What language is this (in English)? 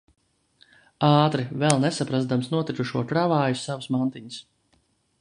Latvian